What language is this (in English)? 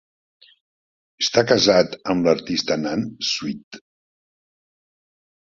Catalan